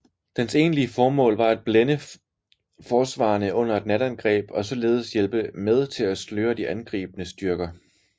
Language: Danish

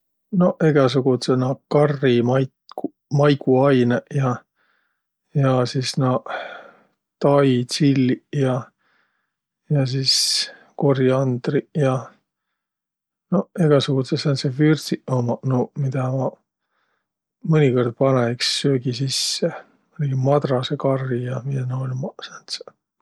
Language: Võro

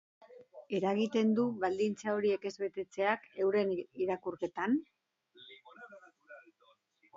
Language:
Basque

